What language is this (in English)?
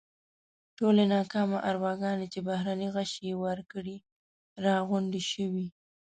Pashto